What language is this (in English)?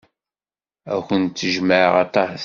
Kabyle